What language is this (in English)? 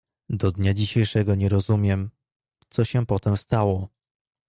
Polish